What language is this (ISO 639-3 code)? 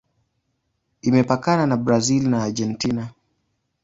swa